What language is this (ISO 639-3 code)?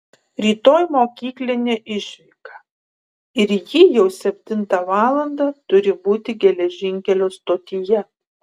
lit